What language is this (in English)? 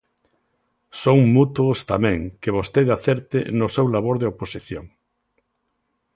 Galician